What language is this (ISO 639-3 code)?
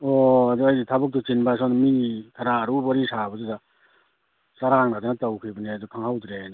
mni